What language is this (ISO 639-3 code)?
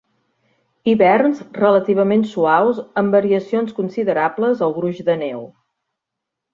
cat